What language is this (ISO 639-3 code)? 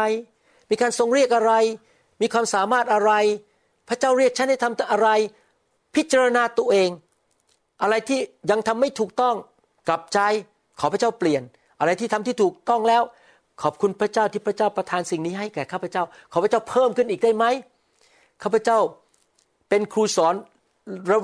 tha